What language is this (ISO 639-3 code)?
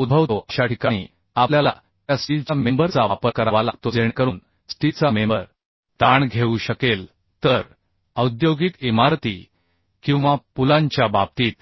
mar